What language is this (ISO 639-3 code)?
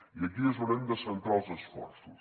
cat